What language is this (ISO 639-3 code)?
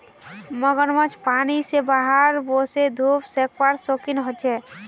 mag